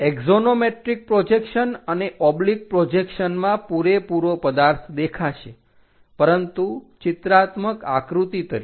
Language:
Gujarati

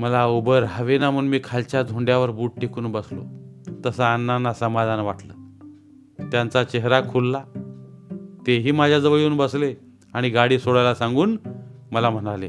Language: Marathi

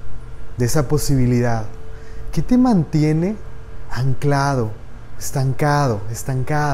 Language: Spanish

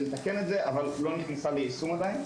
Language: Hebrew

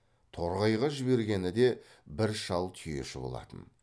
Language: Kazakh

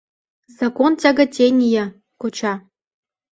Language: Mari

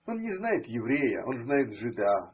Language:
Russian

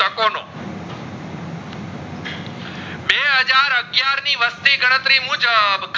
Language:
Gujarati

